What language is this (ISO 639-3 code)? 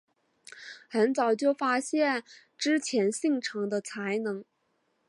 zho